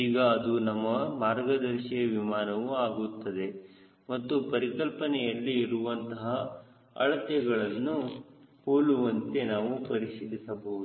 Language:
Kannada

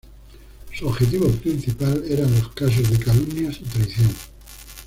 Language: Spanish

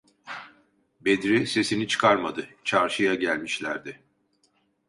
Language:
Turkish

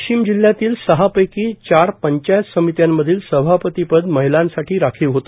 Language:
Marathi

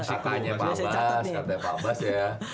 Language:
Indonesian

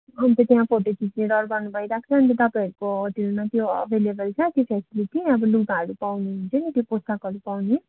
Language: Nepali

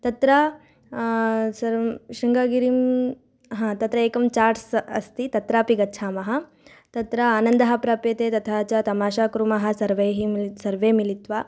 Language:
Sanskrit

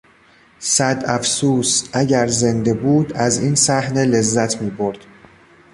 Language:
Persian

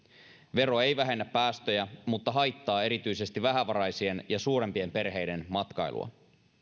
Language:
Finnish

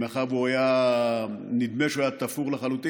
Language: Hebrew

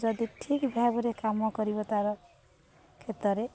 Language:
Odia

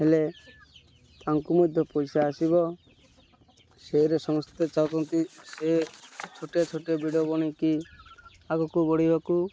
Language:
Odia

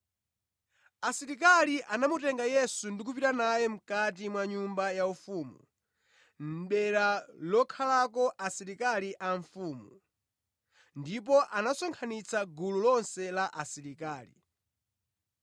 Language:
Nyanja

